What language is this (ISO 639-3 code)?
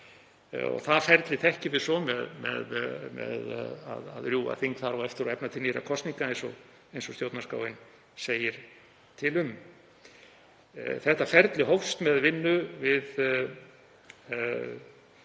isl